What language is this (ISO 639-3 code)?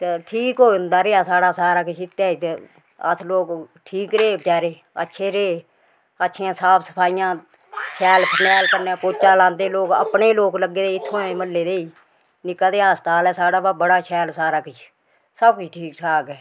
doi